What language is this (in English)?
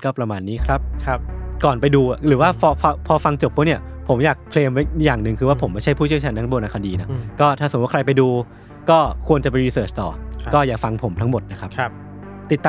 Thai